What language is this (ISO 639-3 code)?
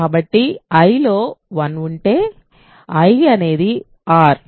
tel